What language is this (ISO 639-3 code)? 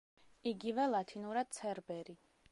kat